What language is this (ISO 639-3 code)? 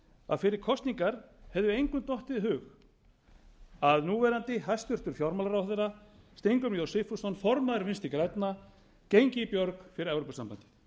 isl